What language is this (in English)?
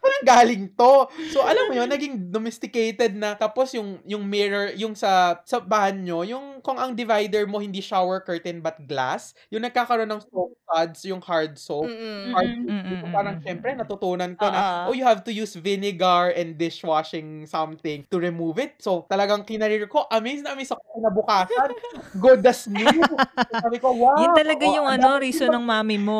Filipino